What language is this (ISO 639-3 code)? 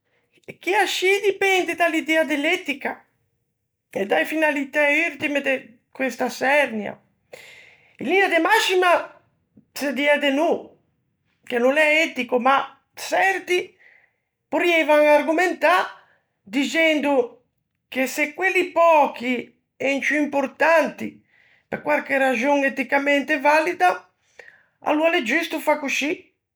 lij